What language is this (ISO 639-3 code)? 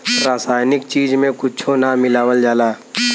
bho